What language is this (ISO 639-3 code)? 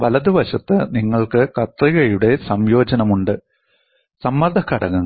mal